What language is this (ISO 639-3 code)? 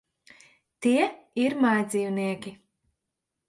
lav